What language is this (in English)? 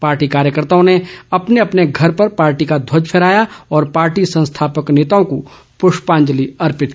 Hindi